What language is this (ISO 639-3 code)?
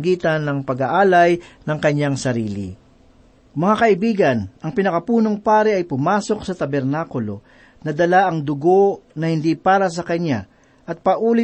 fil